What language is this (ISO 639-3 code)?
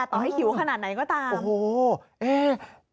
tha